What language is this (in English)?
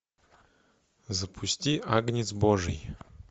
Russian